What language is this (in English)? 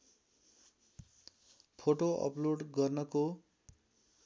Nepali